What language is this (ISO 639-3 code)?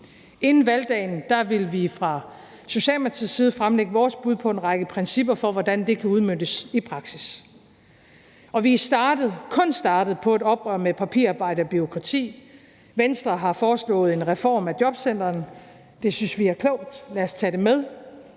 dan